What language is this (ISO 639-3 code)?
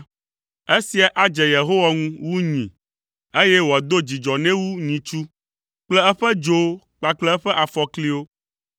ewe